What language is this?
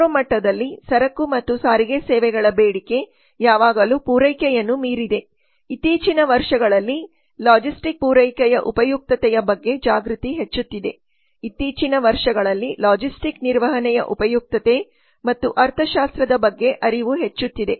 Kannada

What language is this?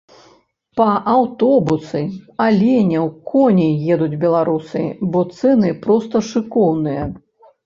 Belarusian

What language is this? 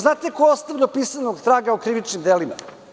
Serbian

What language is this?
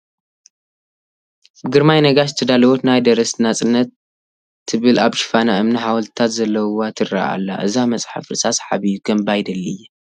Tigrinya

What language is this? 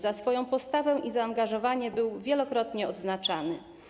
Polish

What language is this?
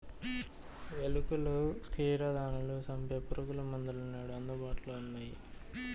Telugu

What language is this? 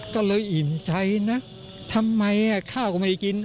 Thai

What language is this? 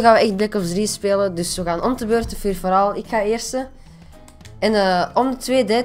Dutch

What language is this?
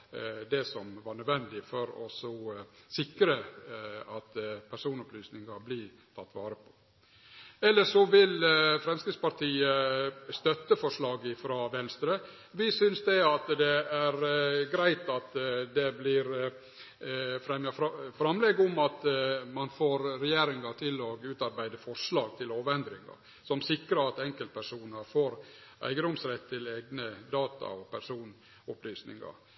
Norwegian Nynorsk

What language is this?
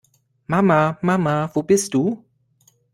German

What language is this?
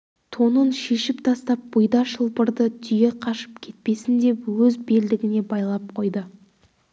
Kazakh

